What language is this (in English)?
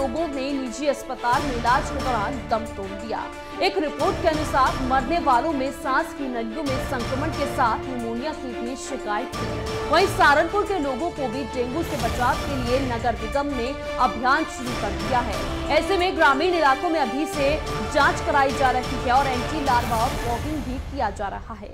Hindi